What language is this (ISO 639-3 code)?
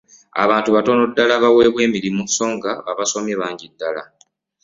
lug